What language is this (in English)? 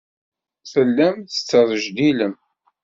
Kabyle